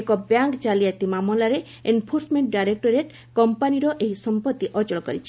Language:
Odia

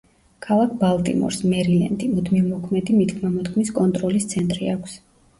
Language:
Georgian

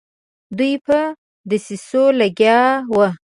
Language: Pashto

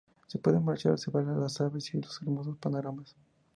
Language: Spanish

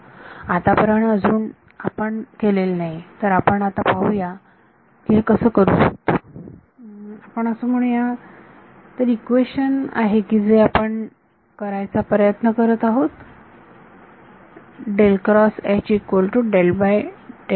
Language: Marathi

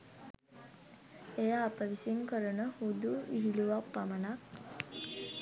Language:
Sinhala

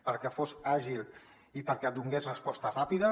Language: Catalan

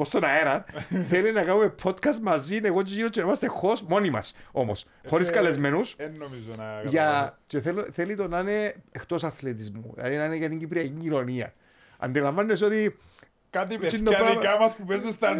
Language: Greek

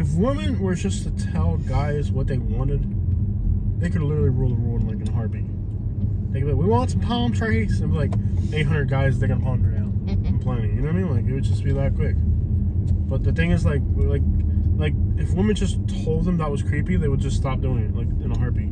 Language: English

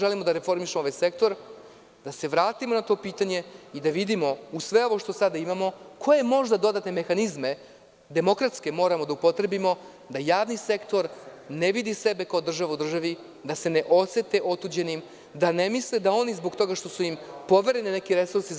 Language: Serbian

